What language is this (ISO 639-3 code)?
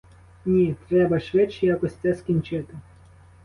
ukr